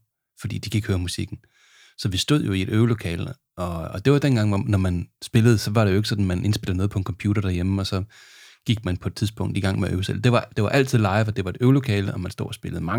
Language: Danish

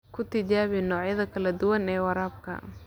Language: Somali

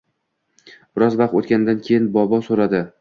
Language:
Uzbek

